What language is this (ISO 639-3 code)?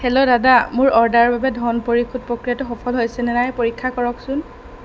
asm